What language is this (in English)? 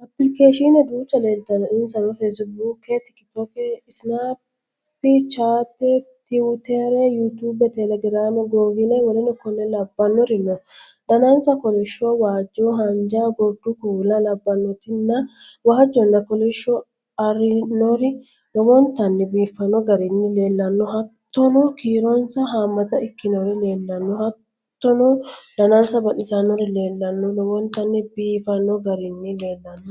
Sidamo